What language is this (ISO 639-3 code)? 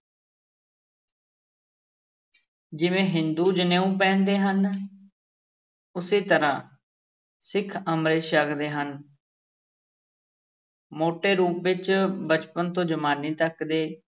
pan